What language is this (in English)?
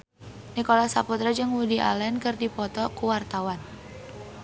Sundanese